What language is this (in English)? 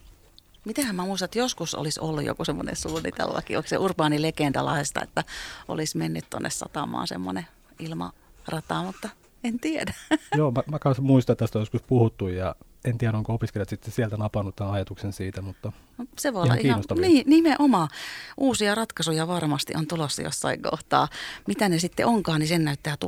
Finnish